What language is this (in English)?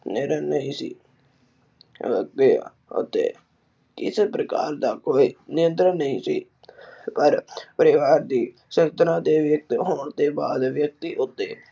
Punjabi